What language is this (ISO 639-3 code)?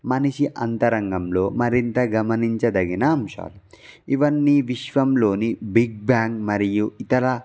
tel